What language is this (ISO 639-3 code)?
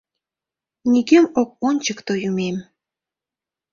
chm